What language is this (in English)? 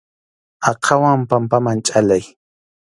Arequipa-La Unión Quechua